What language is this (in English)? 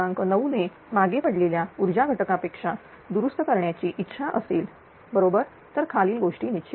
Marathi